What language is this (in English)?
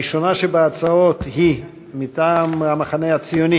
Hebrew